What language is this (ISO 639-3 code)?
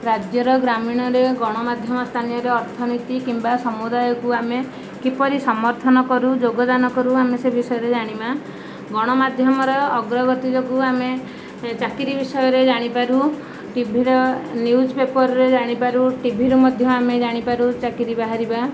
ori